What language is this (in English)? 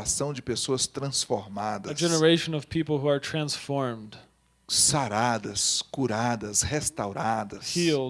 Portuguese